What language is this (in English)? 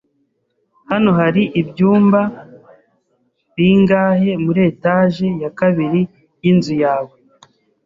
Kinyarwanda